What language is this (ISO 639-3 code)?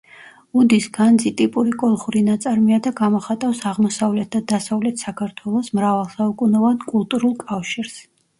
kat